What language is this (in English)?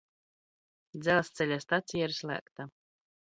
Latvian